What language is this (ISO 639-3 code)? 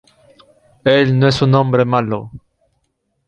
spa